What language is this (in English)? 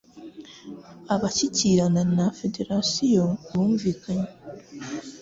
Kinyarwanda